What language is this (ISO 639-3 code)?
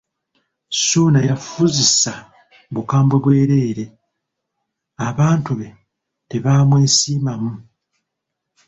lug